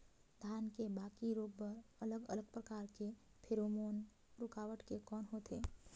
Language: Chhattisgarhi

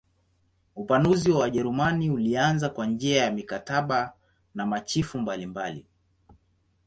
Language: Swahili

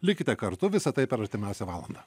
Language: Lithuanian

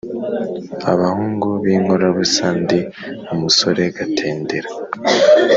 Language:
Kinyarwanda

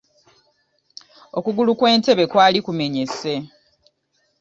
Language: Ganda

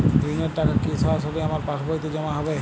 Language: Bangla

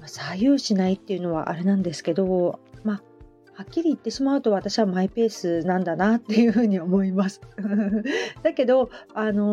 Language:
Japanese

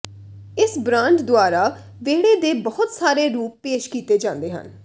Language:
Punjabi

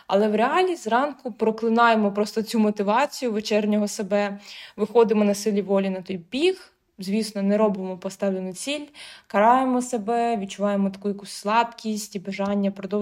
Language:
Ukrainian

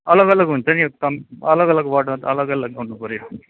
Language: Nepali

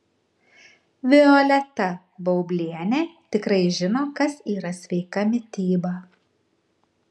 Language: Lithuanian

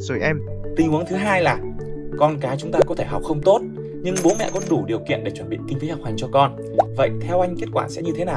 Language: Vietnamese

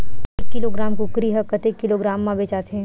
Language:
Chhattisgarhi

